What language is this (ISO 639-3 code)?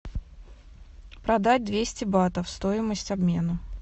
rus